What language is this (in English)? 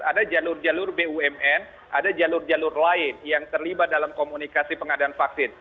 Indonesian